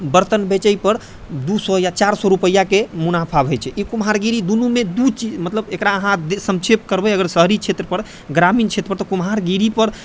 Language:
Maithili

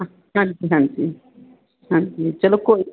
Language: Punjabi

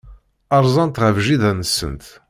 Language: Kabyle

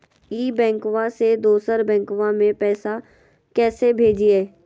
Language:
Magahi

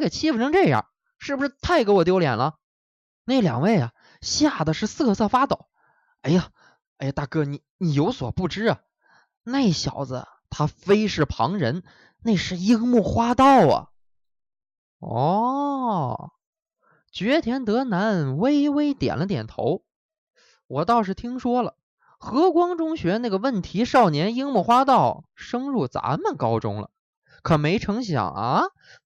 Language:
Chinese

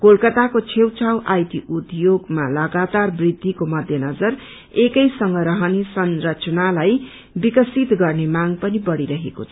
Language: Nepali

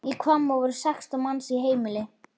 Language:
Icelandic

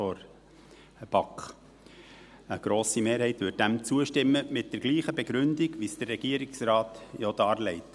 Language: Swiss German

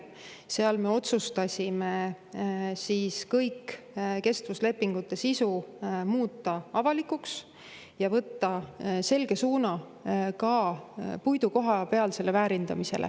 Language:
Estonian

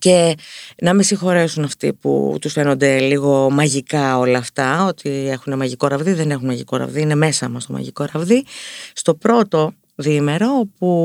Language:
Greek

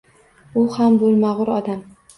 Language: Uzbek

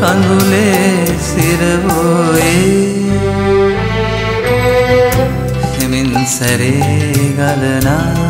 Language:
Hindi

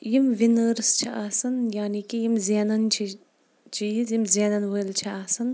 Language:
Kashmiri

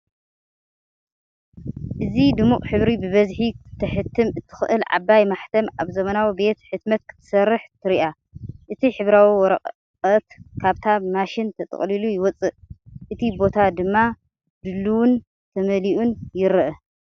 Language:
Tigrinya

